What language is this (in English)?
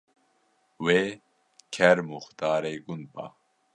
Kurdish